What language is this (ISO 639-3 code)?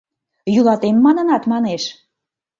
chm